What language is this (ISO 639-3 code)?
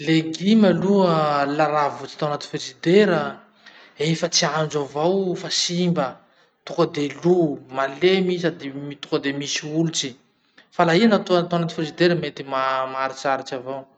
msh